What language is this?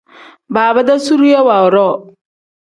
Tem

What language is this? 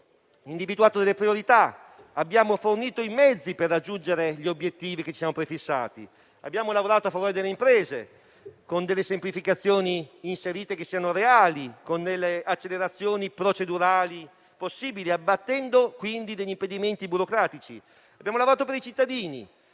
Italian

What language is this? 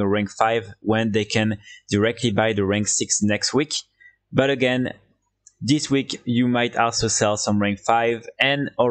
English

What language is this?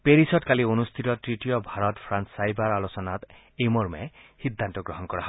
Assamese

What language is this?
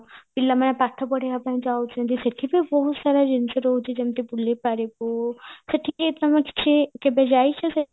Odia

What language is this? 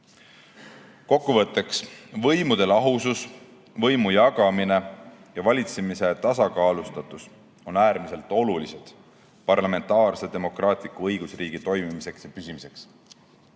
Estonian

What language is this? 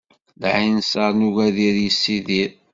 Kabyle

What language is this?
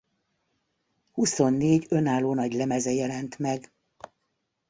Hungarian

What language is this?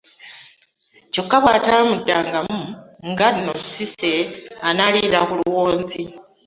Ganda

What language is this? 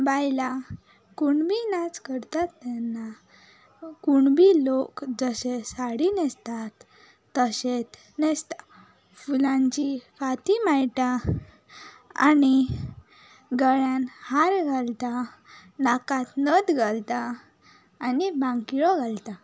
Konkani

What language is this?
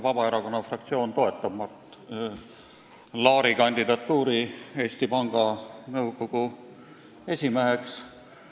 Estonian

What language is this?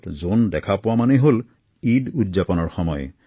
Assamese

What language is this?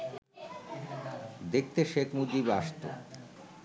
Bangla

